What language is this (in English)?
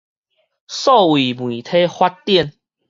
Min Nan Chinese